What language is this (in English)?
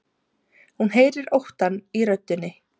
Icelandic